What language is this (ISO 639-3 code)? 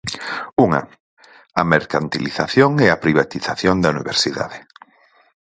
glg